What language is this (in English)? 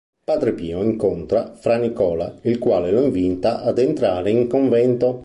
Italian